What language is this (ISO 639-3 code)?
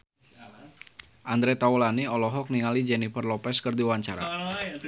sun